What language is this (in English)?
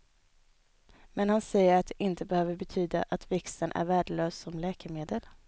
Swedish